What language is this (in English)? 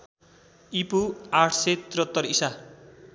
Nepali